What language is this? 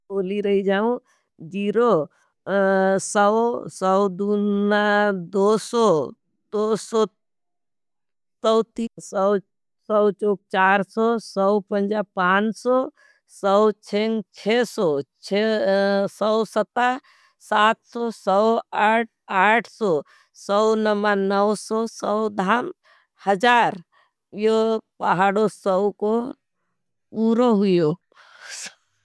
Nimadi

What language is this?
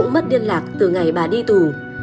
Vietnamese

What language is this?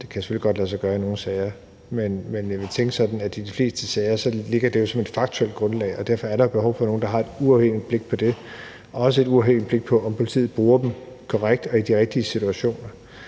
Danish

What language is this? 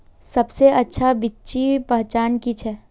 Magahi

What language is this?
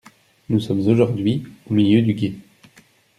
French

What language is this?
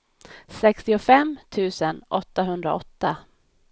Swedish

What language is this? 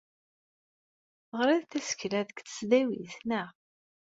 Kabyle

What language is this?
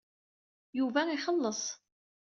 Kabyle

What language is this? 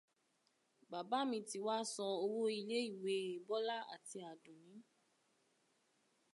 Yoruba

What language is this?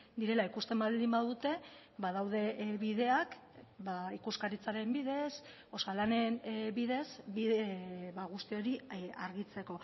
Basque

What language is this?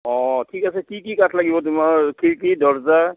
Assamese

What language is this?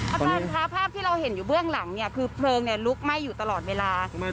Thai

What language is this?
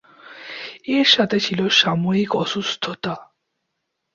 Bangla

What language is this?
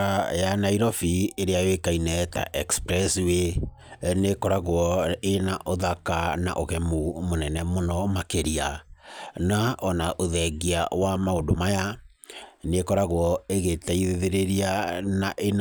Kikuyu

